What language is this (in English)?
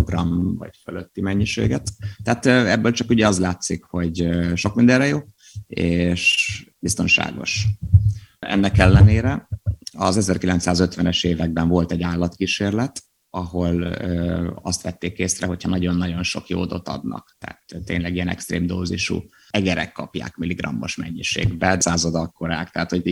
Hungarian